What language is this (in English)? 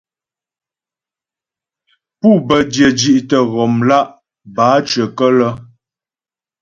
Ghomala